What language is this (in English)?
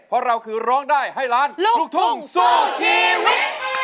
Thai